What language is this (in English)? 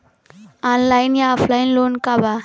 Bhojpuri